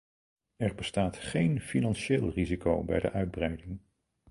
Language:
Dutch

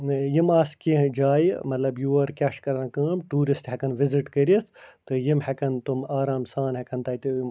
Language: Kashmiri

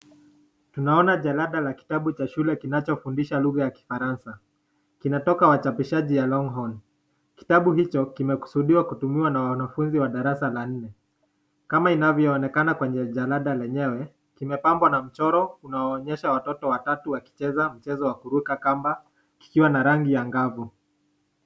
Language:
Swahili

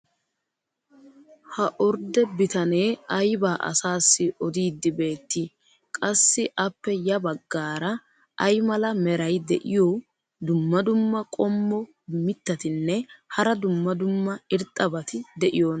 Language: Wolaytta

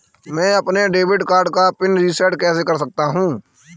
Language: Hindi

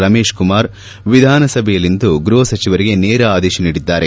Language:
Kannada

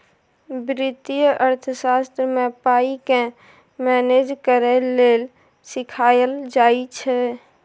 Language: Maithili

